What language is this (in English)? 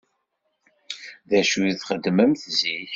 Kabyle